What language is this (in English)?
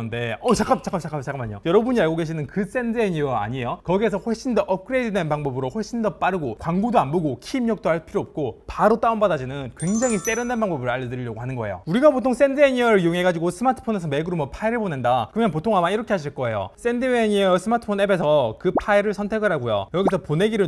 Korean